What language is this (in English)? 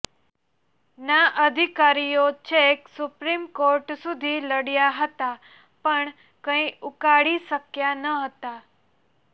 Gujarati